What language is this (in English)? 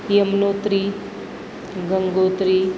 Gujarati